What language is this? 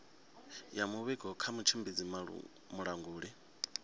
Venda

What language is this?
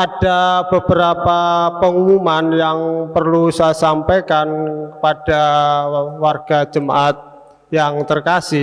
Indonesian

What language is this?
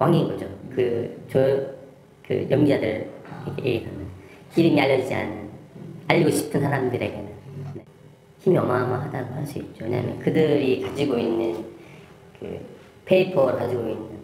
Korean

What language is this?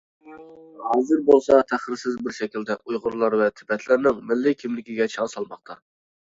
Uyghur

